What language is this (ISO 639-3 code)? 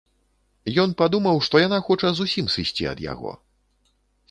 bel